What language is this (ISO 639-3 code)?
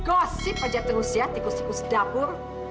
ind